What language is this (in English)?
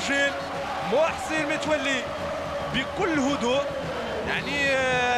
Arabic